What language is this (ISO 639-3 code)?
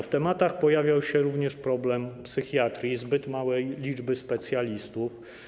pol